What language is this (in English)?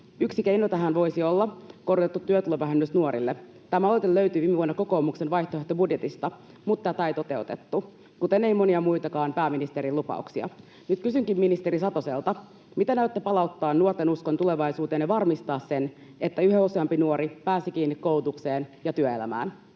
Finnish